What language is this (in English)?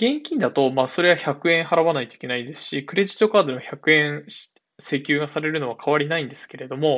Japanese